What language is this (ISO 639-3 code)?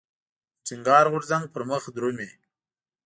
pus